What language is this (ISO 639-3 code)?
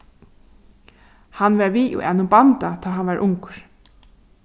fao